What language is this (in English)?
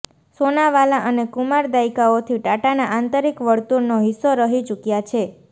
Gujarati